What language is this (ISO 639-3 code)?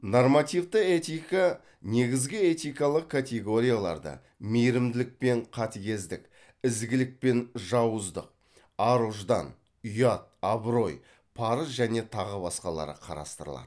kaz